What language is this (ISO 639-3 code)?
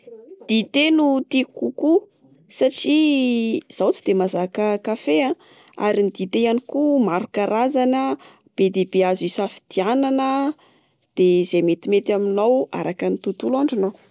mlg